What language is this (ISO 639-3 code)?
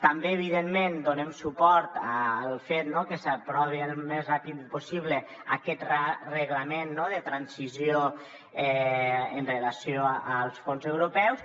cat